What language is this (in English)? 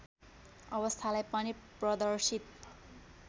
Nepali